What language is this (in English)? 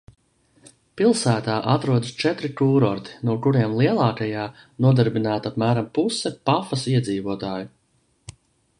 Latvian